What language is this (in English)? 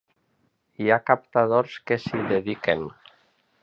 Catalan